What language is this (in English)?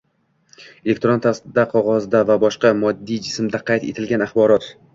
Uzbek